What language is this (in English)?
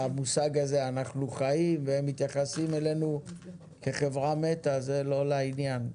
Hebrew